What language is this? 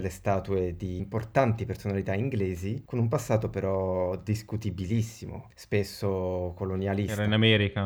Italian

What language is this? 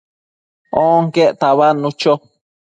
Matsés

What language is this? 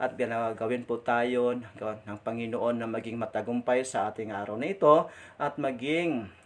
Filipino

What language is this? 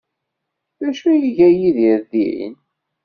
Kabyle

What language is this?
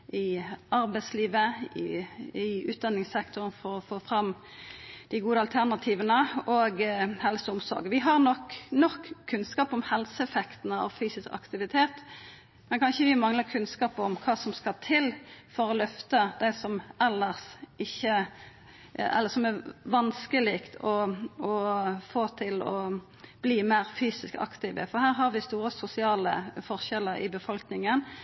Norwegian Nynorsk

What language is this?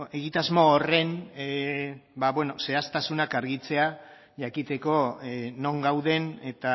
Basque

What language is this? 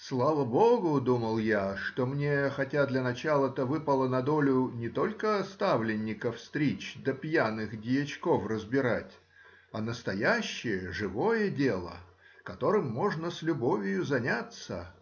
Russian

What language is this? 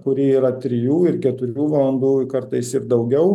Lithuanian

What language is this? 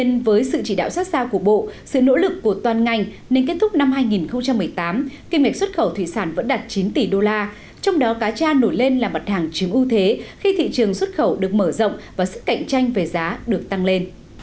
Vietnamese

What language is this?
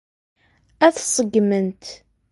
Kabyle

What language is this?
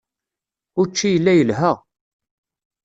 Kabyle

